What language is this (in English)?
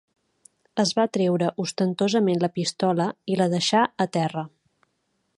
Catalan